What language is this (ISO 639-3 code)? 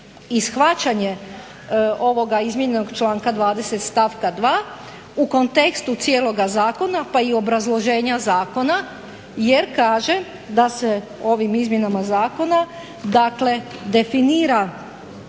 hrv